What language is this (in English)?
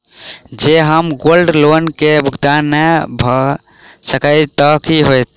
Maithili